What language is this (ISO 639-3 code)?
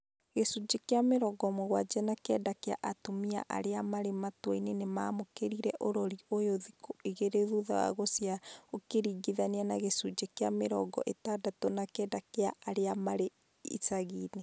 kik